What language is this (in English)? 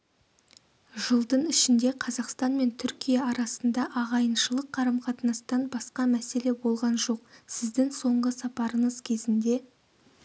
Kazakh